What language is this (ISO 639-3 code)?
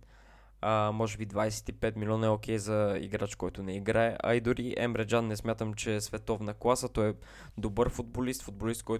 bul